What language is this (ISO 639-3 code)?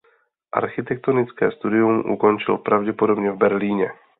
ces